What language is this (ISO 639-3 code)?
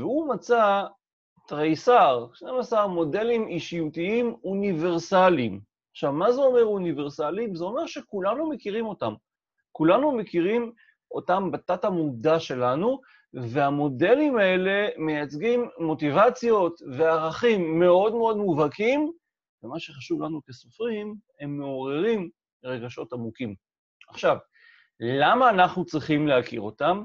heb